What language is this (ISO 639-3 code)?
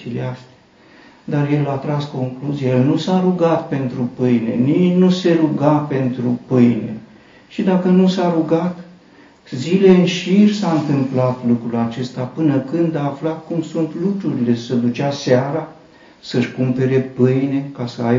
ron